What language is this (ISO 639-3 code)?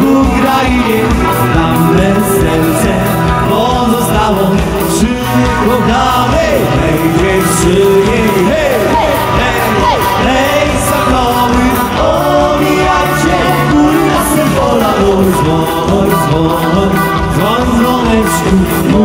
ron